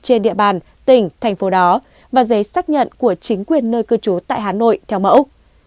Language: Vietnamese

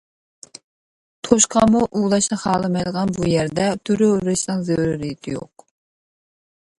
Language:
Uyghur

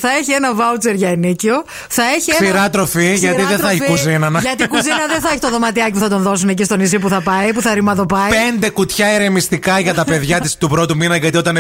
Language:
Greek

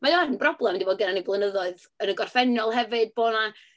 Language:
Welsh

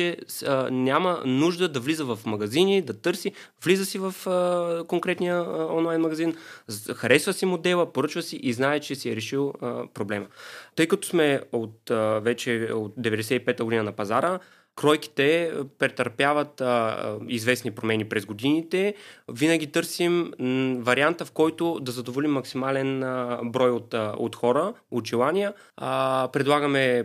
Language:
Bulgarian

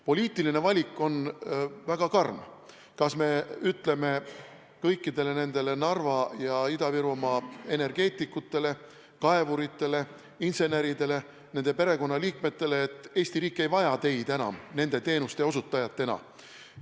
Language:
Estonian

